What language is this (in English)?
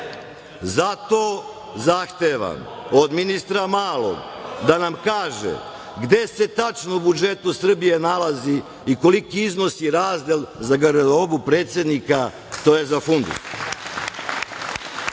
Serbian